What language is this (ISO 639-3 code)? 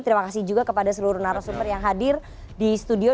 ind